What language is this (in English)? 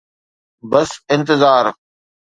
Sindhi